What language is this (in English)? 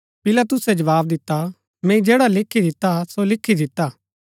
Gaddi